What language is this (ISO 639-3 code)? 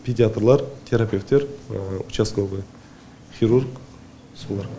kaz